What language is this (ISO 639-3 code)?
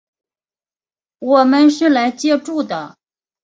zho